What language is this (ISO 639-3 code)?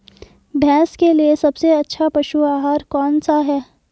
hin